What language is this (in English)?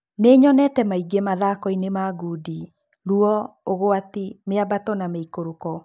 Kikuyu